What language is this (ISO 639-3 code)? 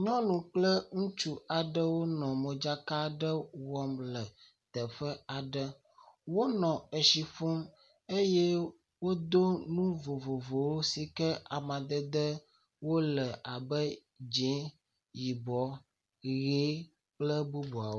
ewe